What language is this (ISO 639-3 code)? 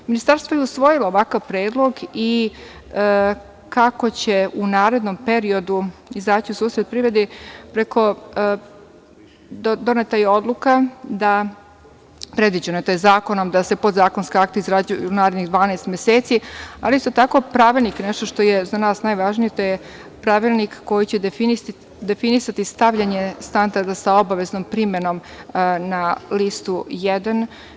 srp